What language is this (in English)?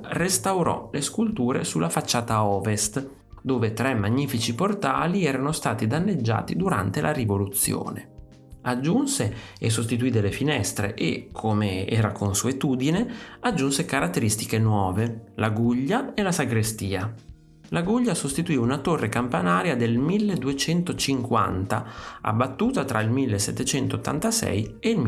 Italian